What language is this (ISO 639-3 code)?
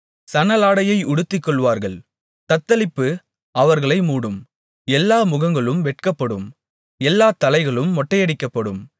tam